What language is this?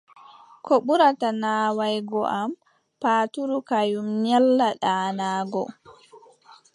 Adamawa Fulfulde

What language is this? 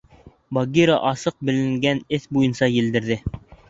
Bashkir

